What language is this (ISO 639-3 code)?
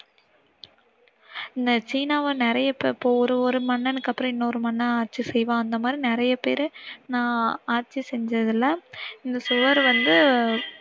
tam